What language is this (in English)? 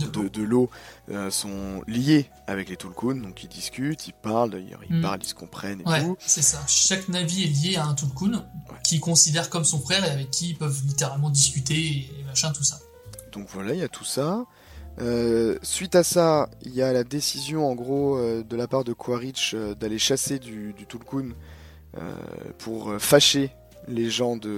French